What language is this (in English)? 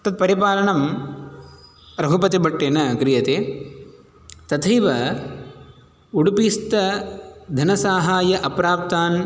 Sanskrit